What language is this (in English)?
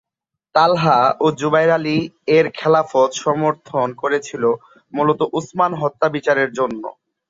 Bangla